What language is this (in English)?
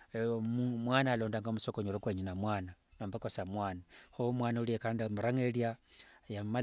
Wanga